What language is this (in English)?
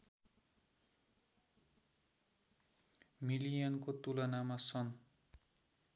Nepali